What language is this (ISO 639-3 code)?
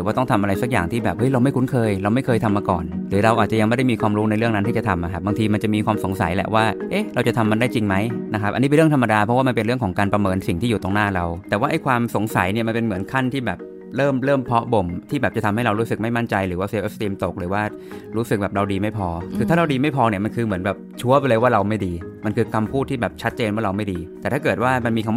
tha